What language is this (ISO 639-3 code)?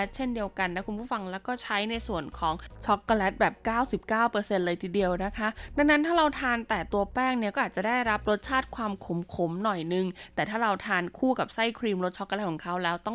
tha